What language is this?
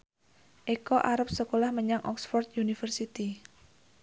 Javanese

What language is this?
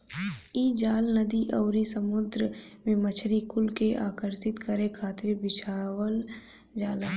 Bhojpuri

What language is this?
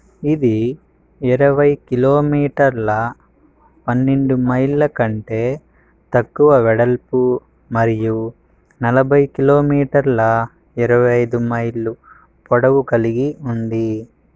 Telugu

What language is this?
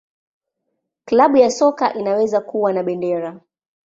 Swahili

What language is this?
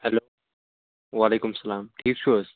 Kashmiri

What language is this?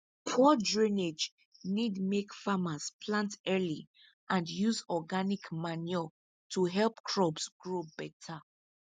Nigerian Pidgin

